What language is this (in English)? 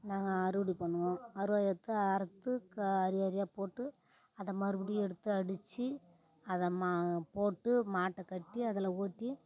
Tamil